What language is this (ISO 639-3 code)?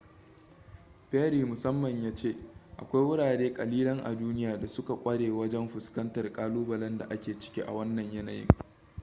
hau